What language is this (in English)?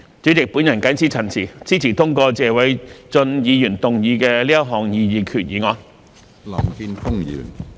Cantonese